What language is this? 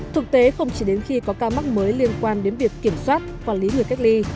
Vietnamese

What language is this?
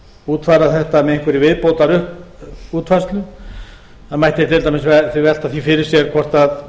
Icelandic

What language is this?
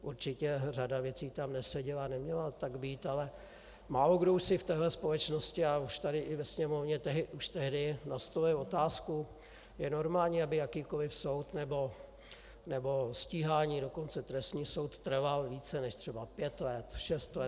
Czech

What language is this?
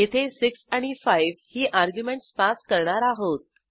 Marathi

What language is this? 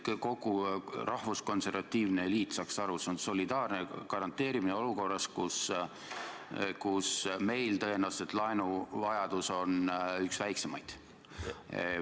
Estonian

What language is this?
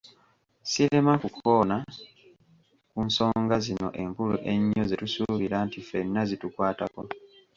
Ganda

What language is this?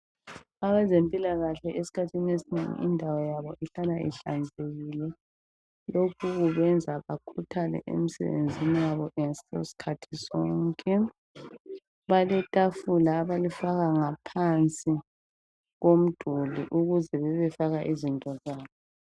North Ndebele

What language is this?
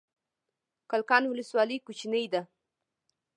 Pashto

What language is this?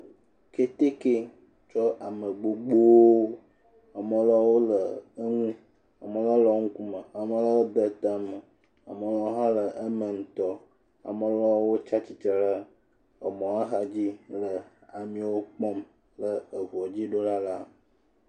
Ewe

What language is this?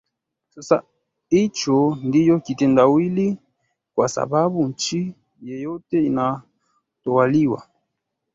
Swahili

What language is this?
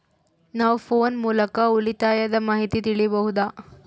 Kannada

